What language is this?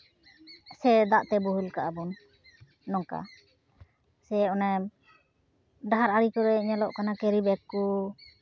Santali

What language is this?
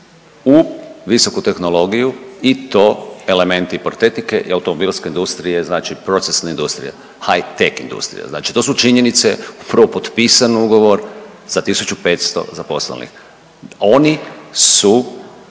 Croatian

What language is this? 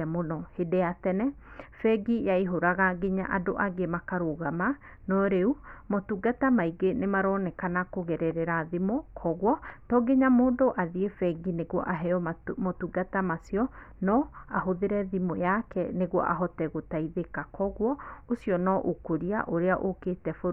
Kikuyu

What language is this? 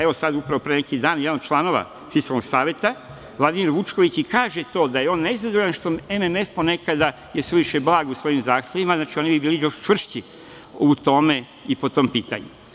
Serbian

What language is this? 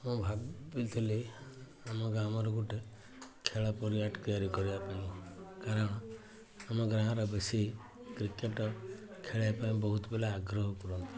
Odia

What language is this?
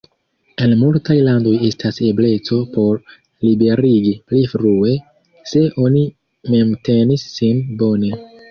Esperanto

